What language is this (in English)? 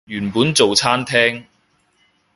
Cantonese